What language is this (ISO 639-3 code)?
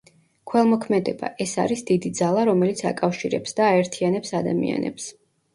kat